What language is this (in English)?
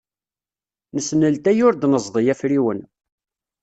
Kabyle